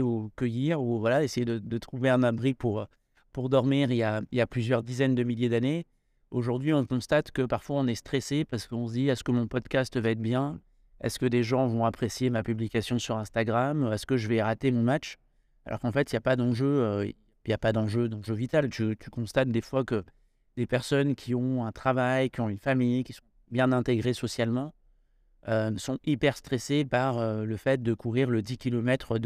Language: French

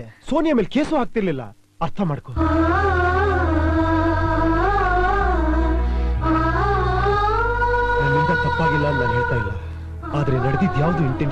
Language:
Kannada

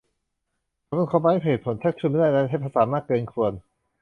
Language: Thai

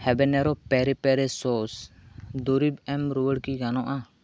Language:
Santali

